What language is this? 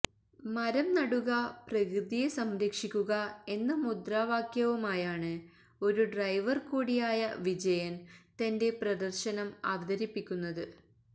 Malayalam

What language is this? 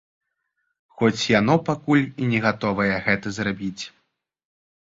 Belarusian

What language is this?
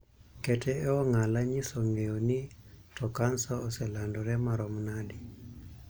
Luo (Kenya and Tanzania)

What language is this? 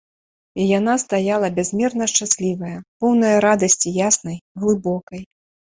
Belarusian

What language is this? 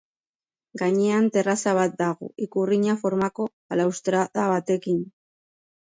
Basque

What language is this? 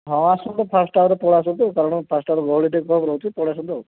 Odia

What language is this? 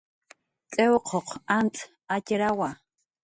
Jaqaru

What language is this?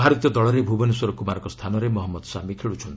Odia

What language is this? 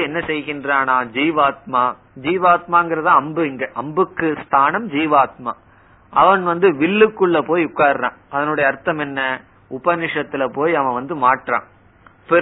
Tamil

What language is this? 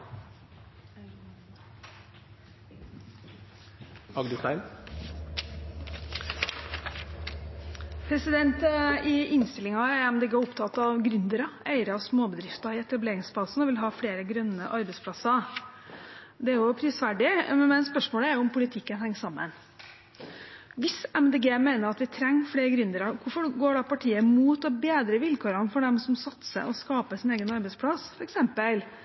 Norwegian Bokmål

